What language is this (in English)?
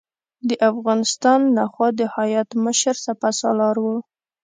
Pashto